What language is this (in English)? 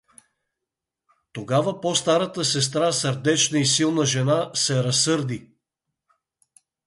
Bulgarian